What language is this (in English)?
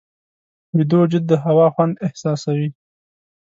Pashto